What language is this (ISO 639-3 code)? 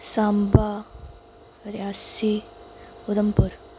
doi